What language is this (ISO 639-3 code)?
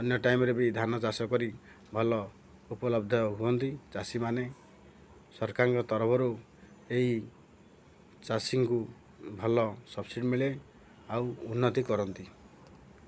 ori